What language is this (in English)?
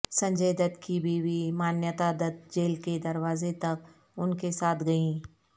Urdu